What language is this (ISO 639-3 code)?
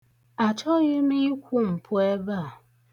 ibo